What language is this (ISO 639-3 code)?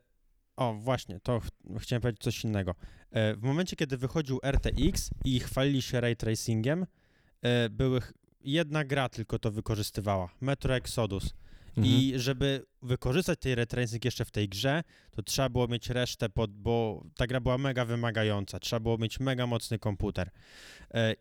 pol